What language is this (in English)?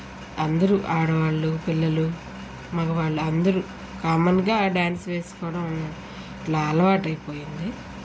Telugu